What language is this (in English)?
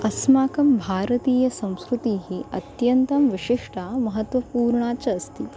Sanskrit